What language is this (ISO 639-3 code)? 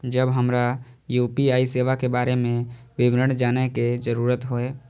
mai